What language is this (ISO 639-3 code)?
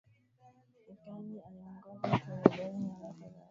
swa